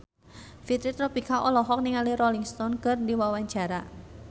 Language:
Sundanese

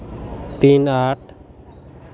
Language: Santali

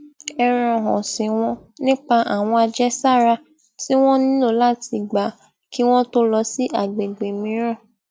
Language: Yoruba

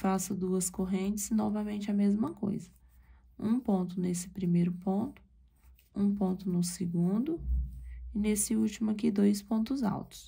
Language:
Portuguese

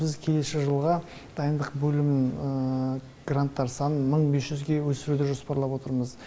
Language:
Kazakh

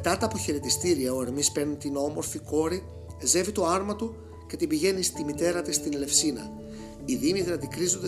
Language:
Greek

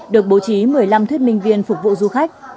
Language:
Vietnamese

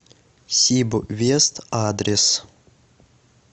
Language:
Russian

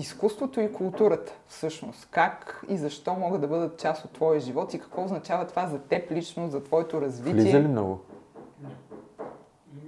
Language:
Bulgarian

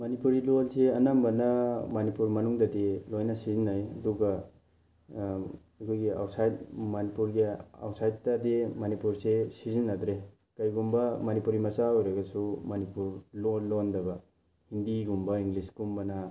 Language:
Manipuri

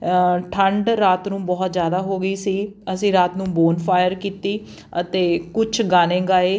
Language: Punjabi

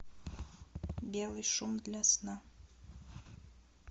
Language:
Russian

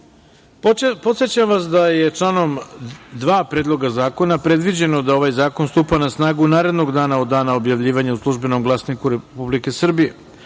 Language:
Serbian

